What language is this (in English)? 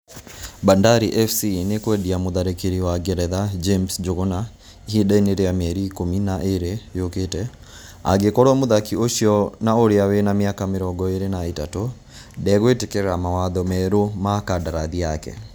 Kikuyu